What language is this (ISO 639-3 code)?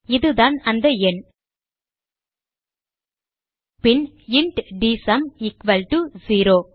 tam